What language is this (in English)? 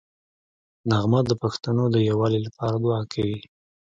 Pashto